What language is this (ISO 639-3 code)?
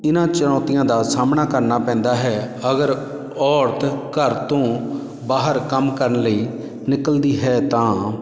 pan